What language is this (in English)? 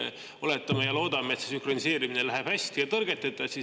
Estonian